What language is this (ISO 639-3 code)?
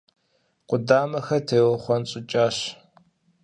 kbd